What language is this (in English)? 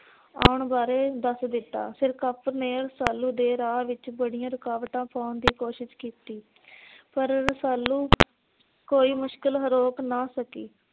Punjabi